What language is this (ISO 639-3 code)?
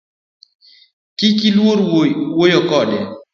luo